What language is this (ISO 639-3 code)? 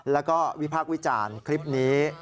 tha